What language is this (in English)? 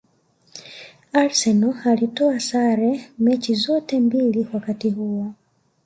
Swahili